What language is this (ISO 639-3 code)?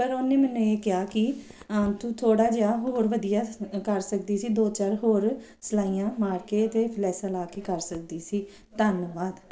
pan